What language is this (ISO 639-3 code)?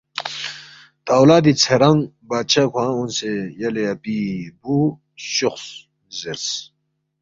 bft